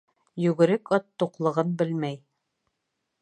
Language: Bashkir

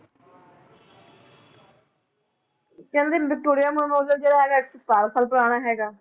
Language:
Punjabi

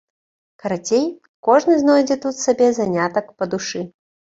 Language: Belarusian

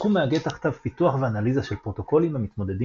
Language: Hebrew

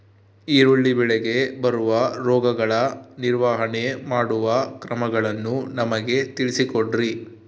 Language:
Kannada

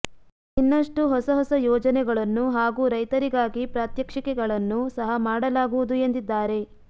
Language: Kannada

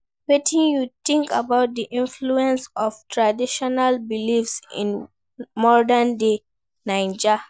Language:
Nigerian Pidgin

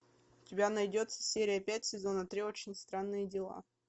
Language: Russian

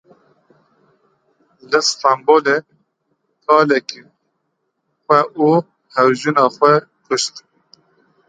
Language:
Kurdish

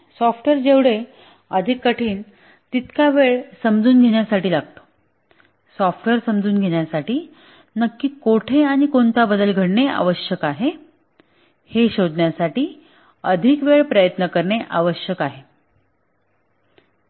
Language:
Marathi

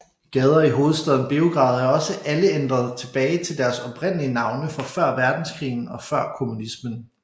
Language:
Danish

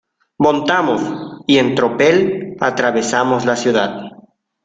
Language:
Spanish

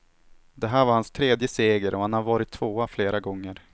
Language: Swedish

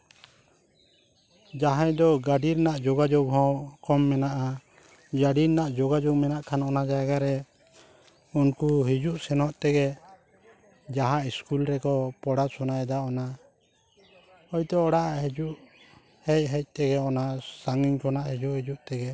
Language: Santali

